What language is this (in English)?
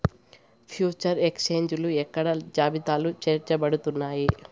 Telugu